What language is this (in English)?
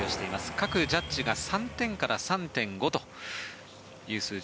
Japanese